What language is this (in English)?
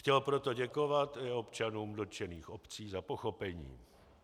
Czech